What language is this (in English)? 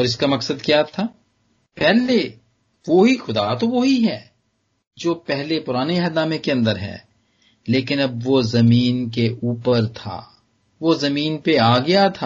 Punjabi